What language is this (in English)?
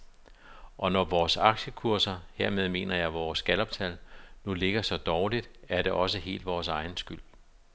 Danish